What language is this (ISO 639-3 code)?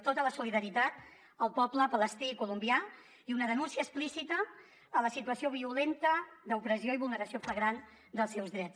cat